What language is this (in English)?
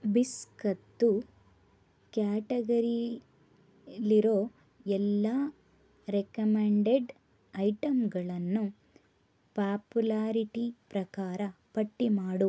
Kannada